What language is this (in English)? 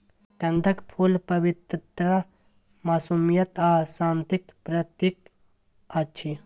Maithili